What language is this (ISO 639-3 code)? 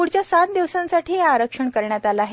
mar